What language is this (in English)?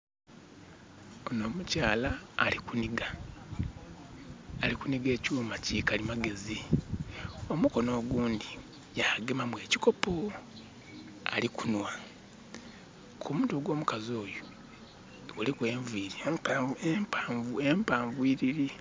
Soga